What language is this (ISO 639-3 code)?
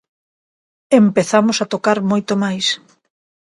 glg